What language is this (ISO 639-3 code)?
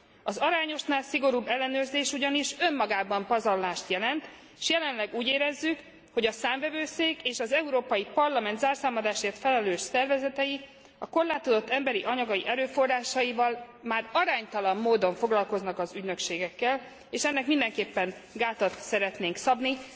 hun